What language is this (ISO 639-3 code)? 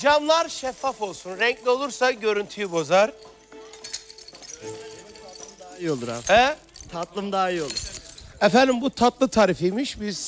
tur